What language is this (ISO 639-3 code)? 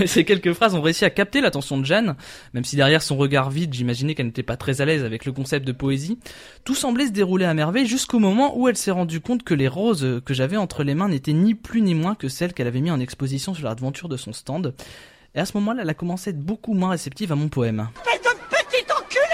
fra